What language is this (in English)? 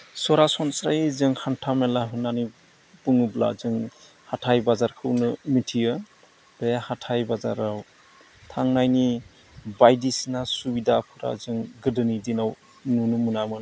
Bodo